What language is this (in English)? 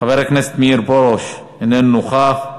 Hebrew